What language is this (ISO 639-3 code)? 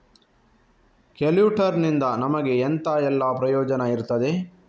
kan